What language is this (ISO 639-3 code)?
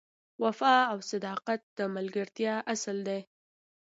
pus